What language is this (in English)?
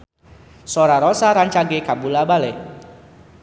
Sundanese